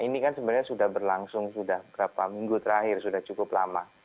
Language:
Indonesian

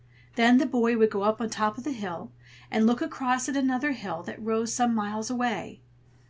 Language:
English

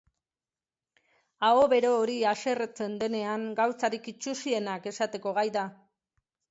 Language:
Basque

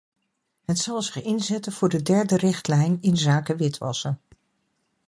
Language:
Dutch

